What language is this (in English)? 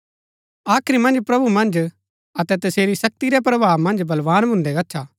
Gaddi